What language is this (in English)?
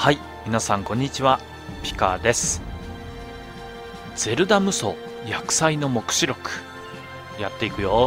Japanese